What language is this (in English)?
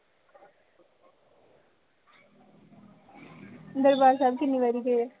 Punjabi